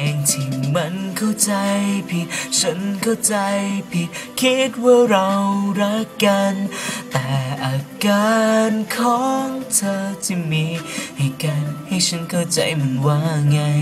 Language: Thai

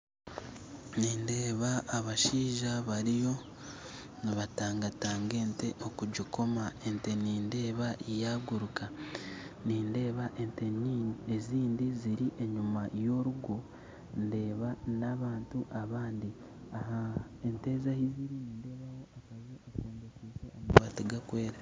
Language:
Nyankole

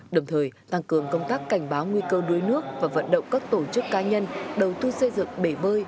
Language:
Vietnamese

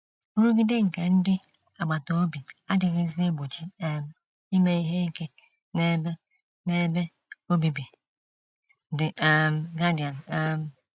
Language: Igbo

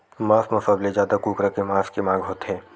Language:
Chhattisgarhi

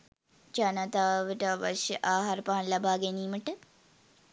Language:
Sinhala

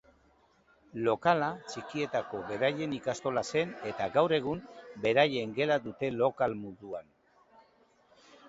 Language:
Basque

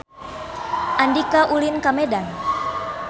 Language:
Sundanese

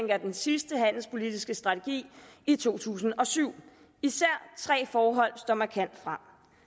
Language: Danish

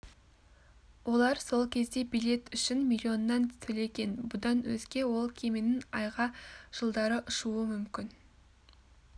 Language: Kazakh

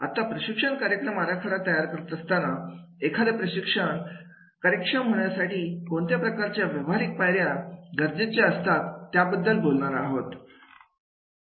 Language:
Marathi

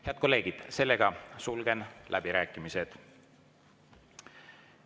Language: Estonian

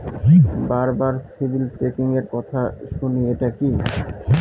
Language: Bangla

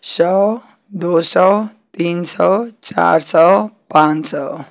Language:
Hindi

